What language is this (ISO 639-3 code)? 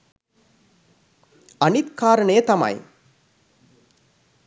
sin